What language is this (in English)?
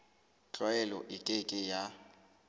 Southern Sotho